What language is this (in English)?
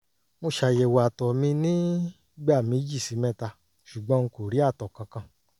Yoruba